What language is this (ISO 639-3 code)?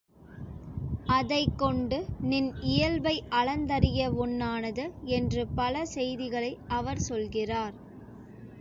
tam